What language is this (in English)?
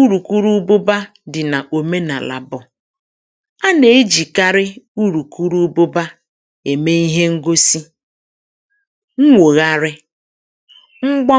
Igbo